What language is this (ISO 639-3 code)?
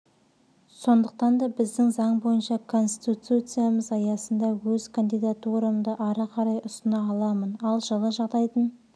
kaz